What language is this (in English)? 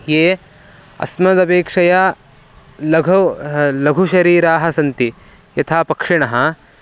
Sanskrit